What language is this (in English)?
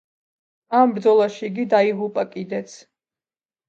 Georgian